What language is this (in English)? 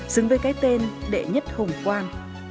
Vietnamese